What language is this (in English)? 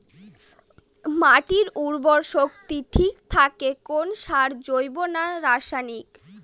Bangla